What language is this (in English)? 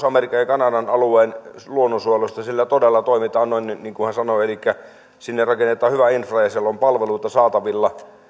Finnish